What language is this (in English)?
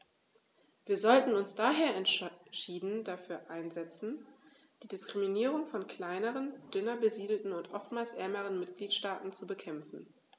German